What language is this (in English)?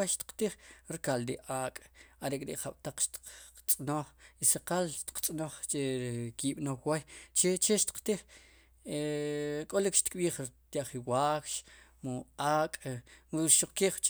Sipacapense